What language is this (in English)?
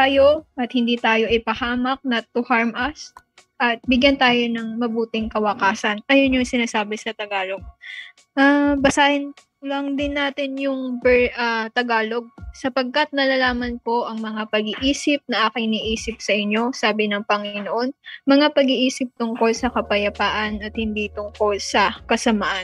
Filipino